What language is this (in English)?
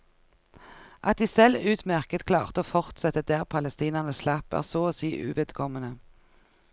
Norwegian